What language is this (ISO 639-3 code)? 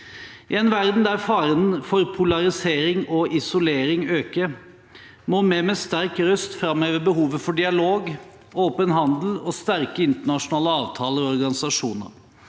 nor